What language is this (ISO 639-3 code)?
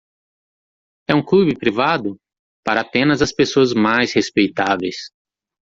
por